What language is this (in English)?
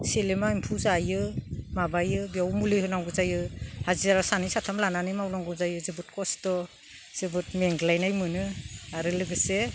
Bodo